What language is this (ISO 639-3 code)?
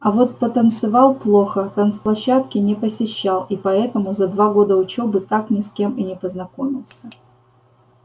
rus